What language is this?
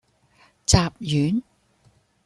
Cantonese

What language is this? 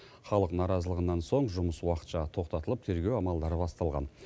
Kazakh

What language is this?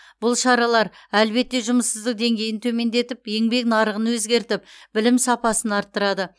Kazakh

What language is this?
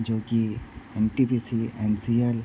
Hindi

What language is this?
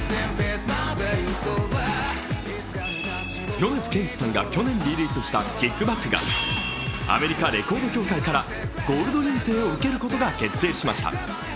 Japanese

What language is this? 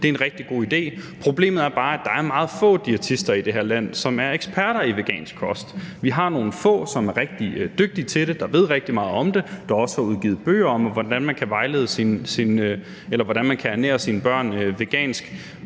Danish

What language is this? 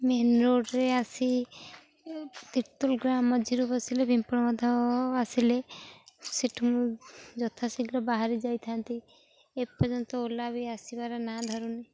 Odia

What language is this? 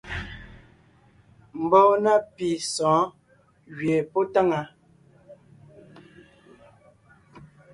Ngiemboon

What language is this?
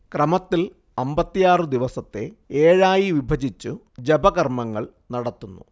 Malayalam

